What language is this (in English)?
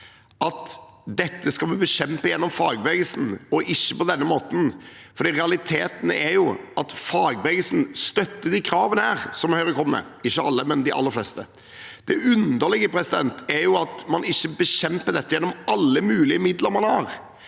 Norwegian